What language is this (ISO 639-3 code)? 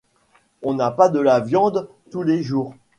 fra